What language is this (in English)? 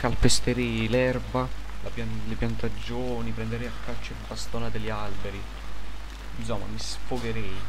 Italian